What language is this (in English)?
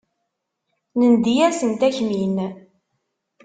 Kabyle